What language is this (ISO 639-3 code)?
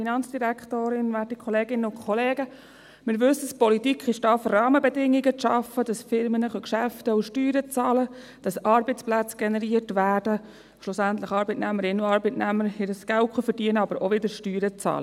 gsw